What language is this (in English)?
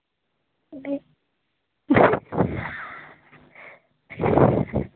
Dogri